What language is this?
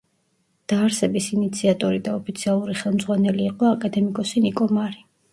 Georgian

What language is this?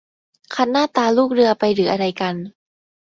Thai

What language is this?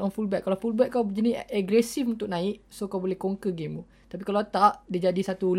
Malay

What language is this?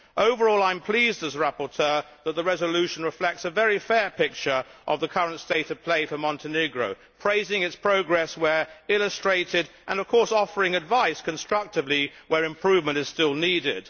English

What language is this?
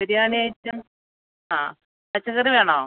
Malayalam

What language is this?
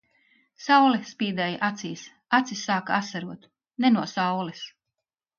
Latvian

